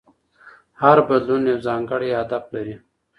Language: Pashto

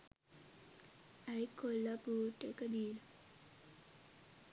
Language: Sinhala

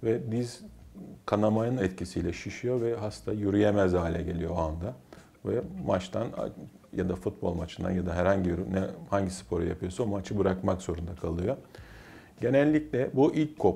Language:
Turkish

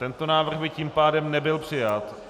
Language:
Czech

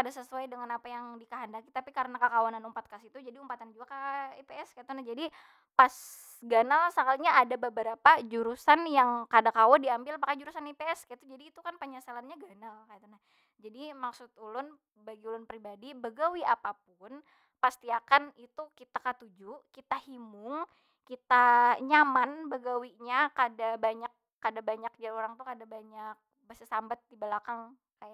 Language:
Banjar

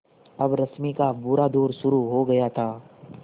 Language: Hindi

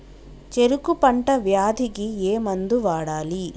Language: Telugu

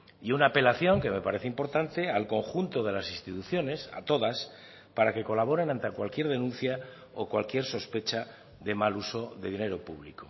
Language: Spanish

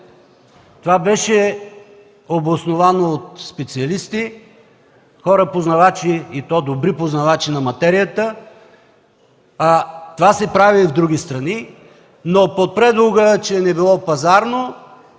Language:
Bulgarian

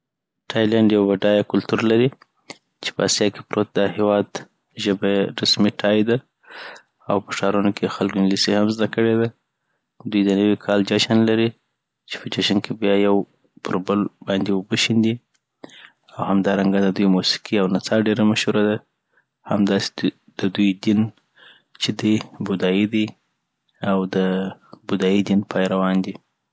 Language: Southern Pashto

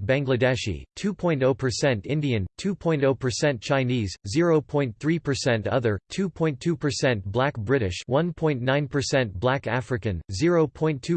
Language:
English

